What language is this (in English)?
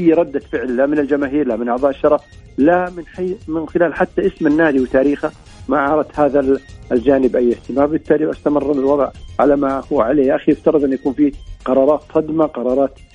Arabic